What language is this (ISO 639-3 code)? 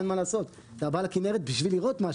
heb